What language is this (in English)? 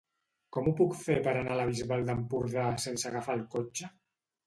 Catalan